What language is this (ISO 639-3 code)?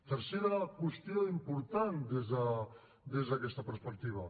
cat